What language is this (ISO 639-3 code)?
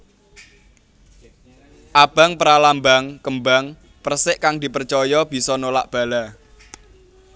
jav